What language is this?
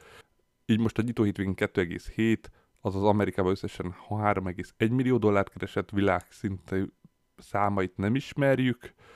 Hungarian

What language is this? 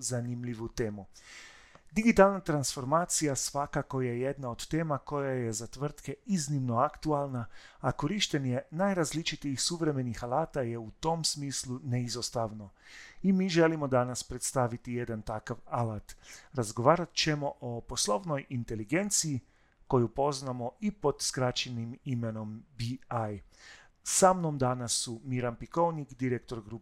Croatian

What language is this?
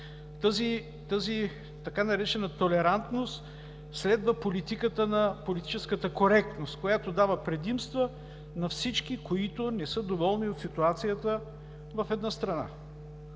Bulgarian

